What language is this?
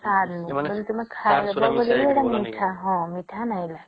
Odia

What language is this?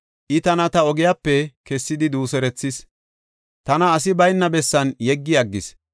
Gofa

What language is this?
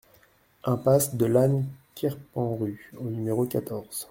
French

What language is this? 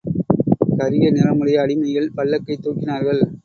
Tamil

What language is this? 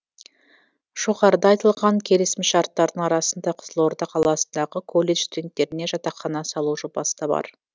Kazakh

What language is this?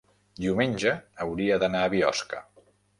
Catalan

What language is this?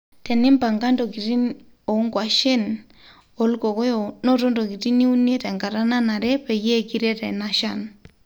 Masai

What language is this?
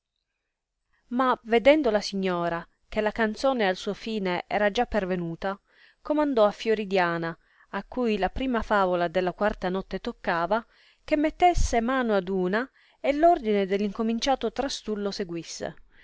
Italian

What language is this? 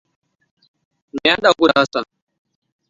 Hausa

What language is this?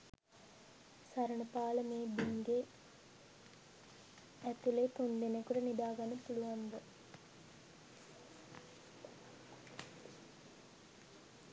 Sinhala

